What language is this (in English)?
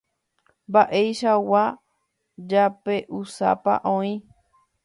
Guarani